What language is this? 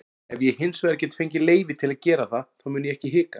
Icelandic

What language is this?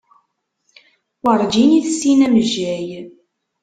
Kabyle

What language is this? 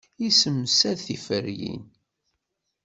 Kabyle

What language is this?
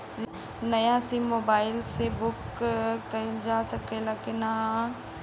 Bhojpuri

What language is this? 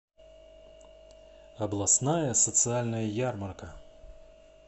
Russian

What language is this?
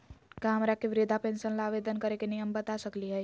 Magahi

